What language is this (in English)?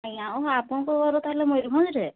Odia